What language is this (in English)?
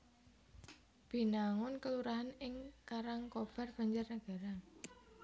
Javanese